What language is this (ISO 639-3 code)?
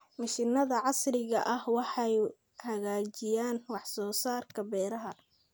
som